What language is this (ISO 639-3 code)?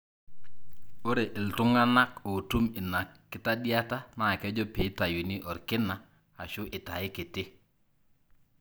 mas